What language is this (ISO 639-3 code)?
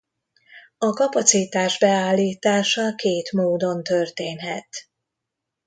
hun